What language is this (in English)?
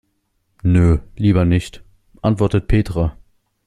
German